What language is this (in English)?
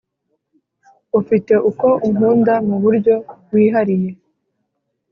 Kinyarwanda